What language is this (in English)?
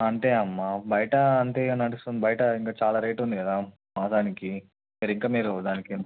Telugu